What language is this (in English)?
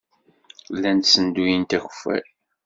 Kabyle